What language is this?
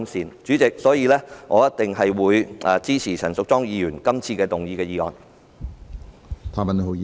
Cantonese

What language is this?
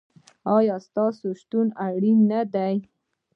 Pashto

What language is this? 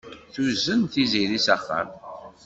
Kabyle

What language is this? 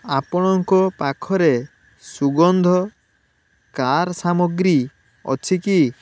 Odia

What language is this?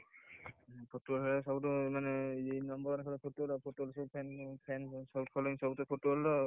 Odia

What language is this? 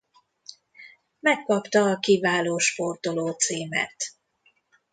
Hungarian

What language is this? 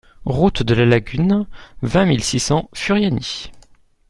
French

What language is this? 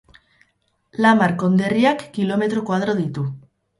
Basque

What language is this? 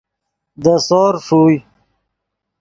Yidgha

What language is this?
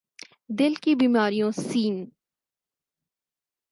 Urdu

